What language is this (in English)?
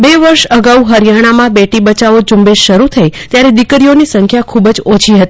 Gujarati